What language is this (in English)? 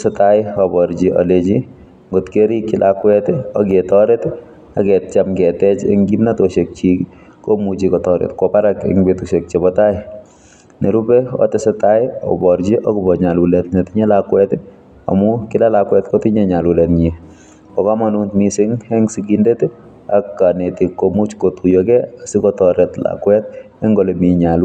Kalenjin